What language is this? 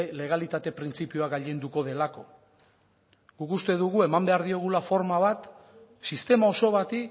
Basque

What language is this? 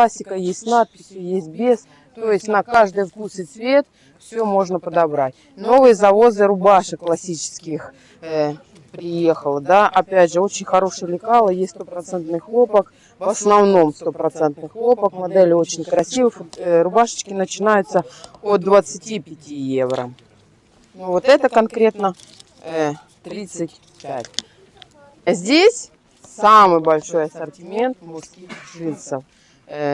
Russian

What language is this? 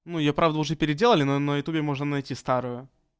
Russian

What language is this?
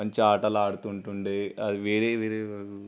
Telugu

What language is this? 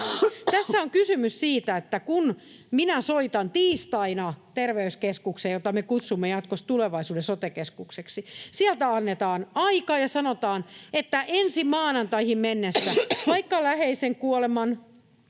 Finnish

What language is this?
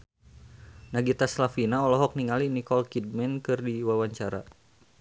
Sundanese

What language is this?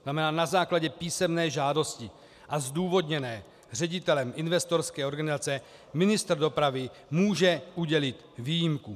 Czech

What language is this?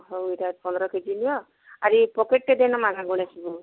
Odia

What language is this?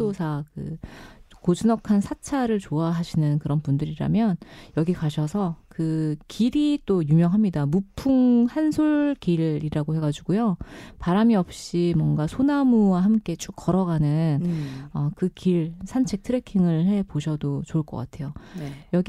Korean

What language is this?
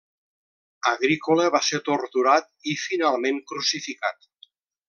Catalan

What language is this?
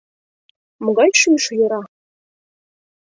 Mari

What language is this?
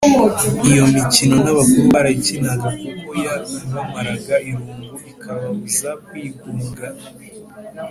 Kinyarwanda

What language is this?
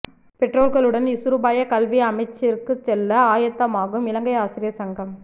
Tamil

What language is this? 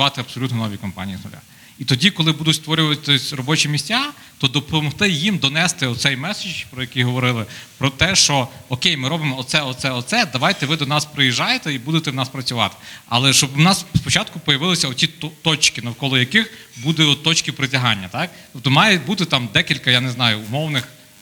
Ukrainian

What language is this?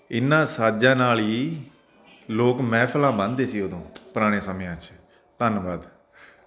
Punjabi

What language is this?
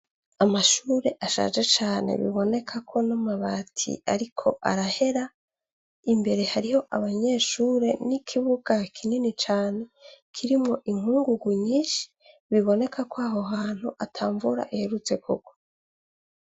Rundi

